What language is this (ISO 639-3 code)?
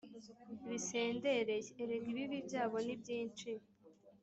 kin